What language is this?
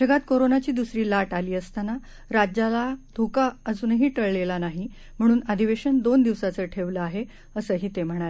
Marathi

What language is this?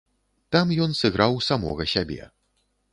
Belarusian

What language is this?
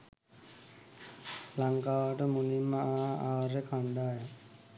Sinhala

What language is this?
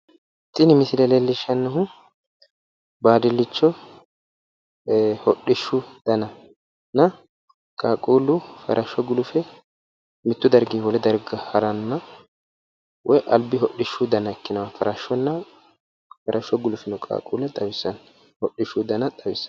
Sidamo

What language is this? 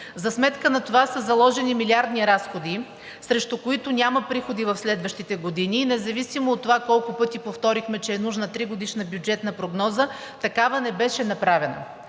Bulgarian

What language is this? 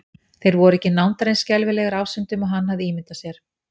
Icelandic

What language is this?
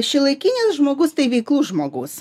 Lithuanian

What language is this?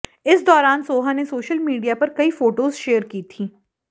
Hindi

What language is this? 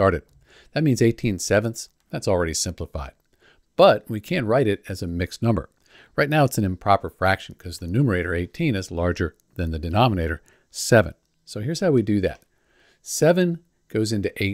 English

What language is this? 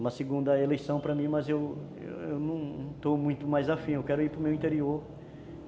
Portuguese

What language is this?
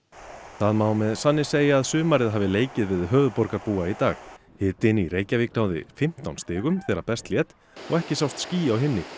Icelandic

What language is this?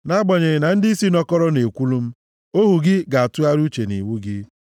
Igbo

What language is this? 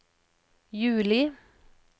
Norwegian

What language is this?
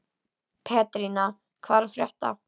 Icelandic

